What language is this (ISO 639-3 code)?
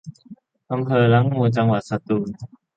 tha